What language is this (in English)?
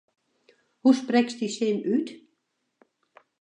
Western Frisian